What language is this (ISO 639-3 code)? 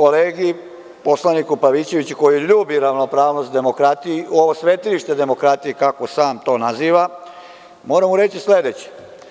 srp